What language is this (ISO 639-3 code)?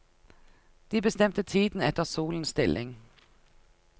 nor